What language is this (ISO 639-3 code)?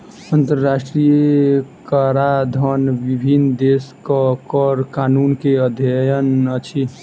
mai